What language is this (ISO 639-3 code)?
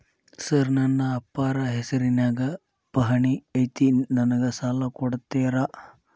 kan